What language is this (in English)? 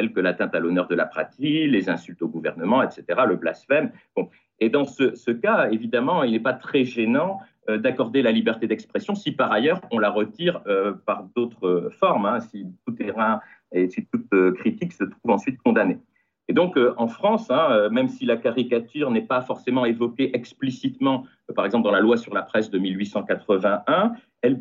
French